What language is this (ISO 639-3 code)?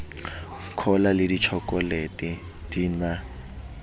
sot